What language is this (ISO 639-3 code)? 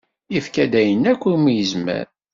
kab